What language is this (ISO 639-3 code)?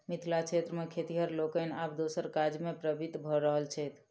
mai